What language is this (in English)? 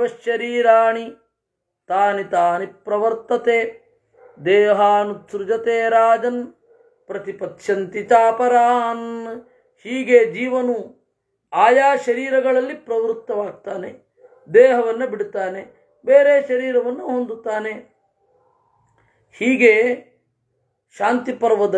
Hindi